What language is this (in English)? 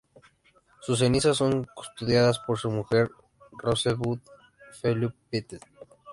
Spanish